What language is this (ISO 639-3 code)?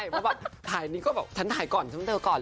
tha